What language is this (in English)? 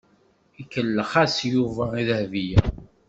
Kabyle